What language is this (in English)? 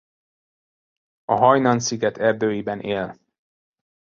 Hungarian